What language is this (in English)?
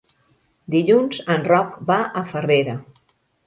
Catalan